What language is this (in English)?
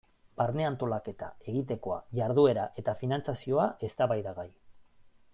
Basque